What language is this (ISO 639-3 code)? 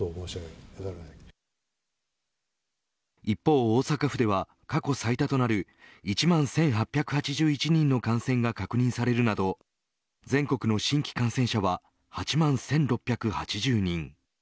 jpn